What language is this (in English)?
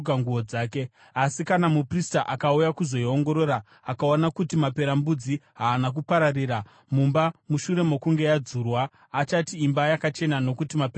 Shona